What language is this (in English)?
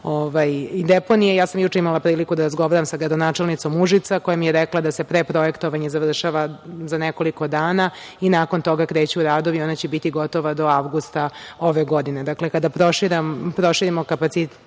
Serbian